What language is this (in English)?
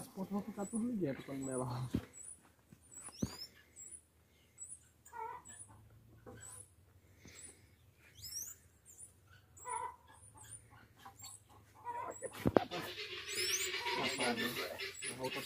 Portuguese